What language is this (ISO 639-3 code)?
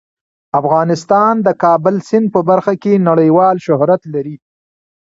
pus